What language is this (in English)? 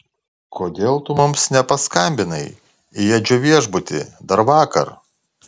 Lithuanian